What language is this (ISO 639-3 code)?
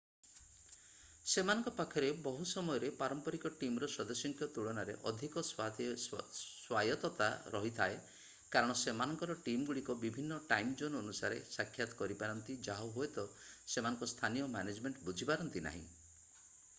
ori